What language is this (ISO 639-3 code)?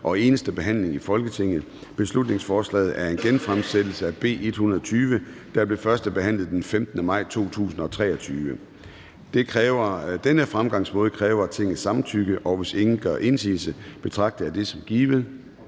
dan